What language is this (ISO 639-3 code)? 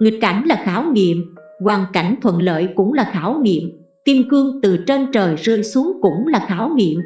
vie